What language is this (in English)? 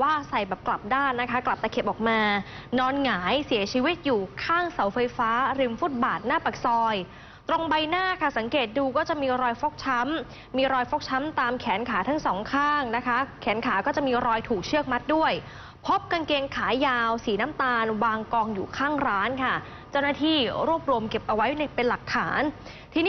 Thai